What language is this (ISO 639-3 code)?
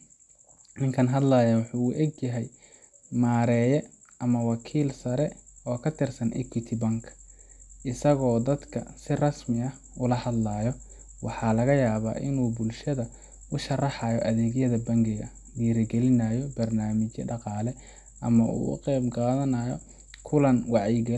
som